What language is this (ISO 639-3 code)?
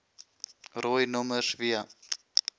afr